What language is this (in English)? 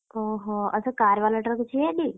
Odia